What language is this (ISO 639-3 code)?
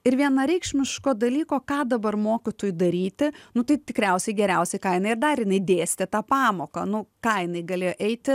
lit